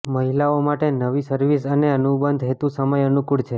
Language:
Gujarati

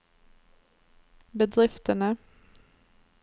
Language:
Norwegian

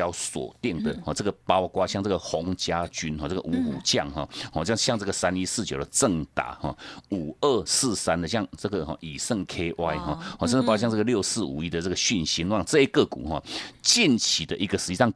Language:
Chinese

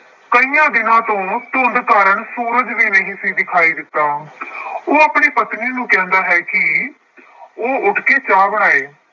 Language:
Punjabi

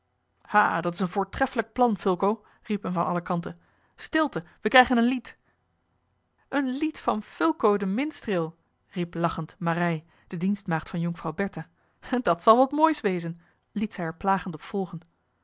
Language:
Dutch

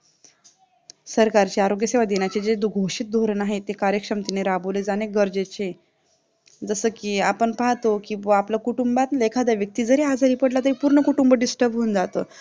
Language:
Marathi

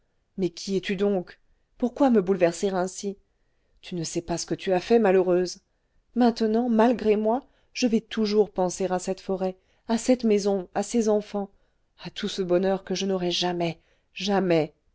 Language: French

